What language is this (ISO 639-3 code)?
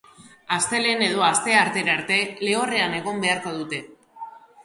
eus